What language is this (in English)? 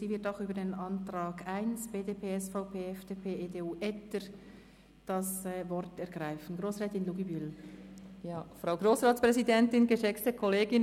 Swiss German